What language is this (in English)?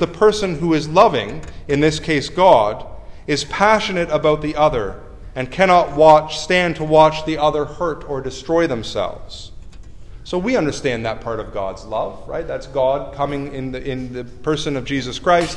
English